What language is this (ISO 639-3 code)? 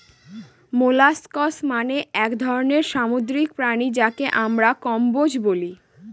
ben